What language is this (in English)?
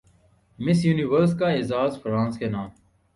Urdu